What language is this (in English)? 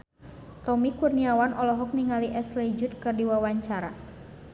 Sundanese